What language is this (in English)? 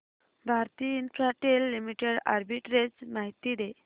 Marathi